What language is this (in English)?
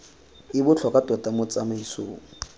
Tswana